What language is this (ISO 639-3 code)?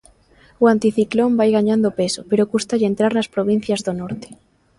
glg